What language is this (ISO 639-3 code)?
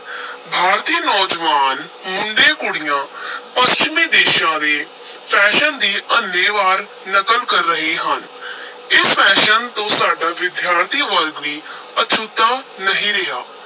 pan